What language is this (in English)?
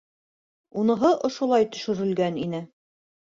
Bashkir